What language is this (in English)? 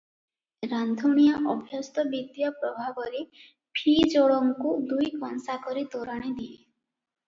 Odia